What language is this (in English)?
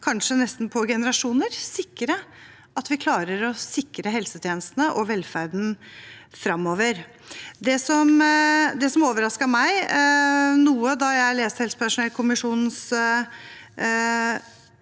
Norwegian